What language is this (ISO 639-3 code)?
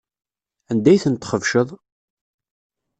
kab